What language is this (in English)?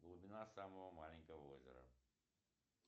Russian